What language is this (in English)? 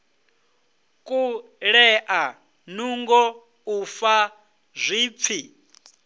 Venda